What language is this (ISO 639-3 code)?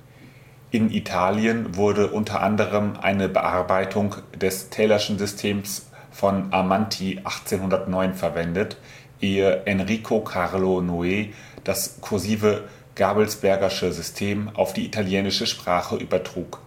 deu